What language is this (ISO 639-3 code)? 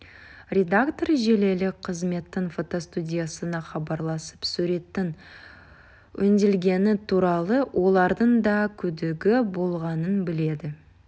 kaz